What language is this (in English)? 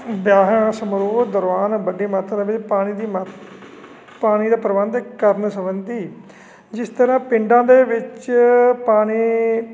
Punjabi